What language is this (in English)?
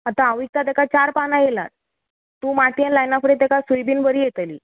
Konkani